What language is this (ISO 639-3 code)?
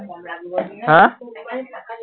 asm